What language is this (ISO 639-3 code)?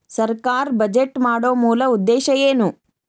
kan